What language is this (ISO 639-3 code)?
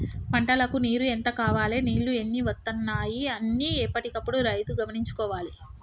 tel